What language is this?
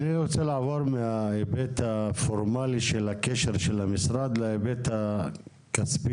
Hebrew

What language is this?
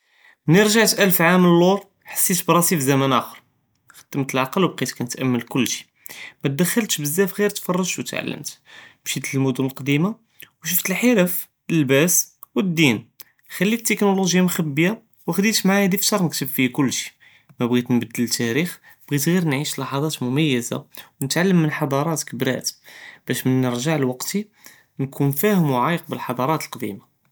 Judeo-Arabic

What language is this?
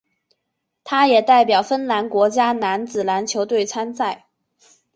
Chinese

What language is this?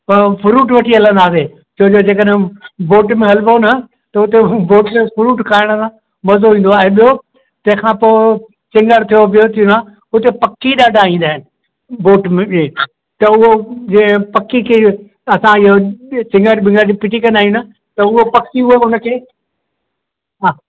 Sindhi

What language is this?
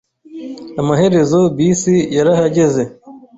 Kinyarwanda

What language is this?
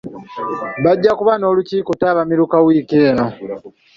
Ganda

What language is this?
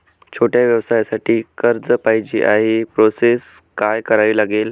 Marathi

